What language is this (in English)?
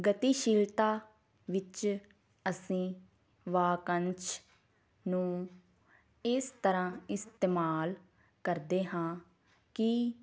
Punjabi